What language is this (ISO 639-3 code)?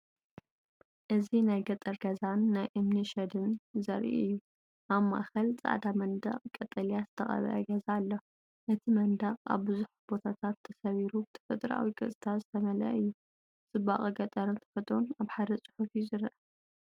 tir